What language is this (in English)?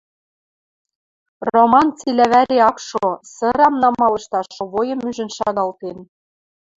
Western Mari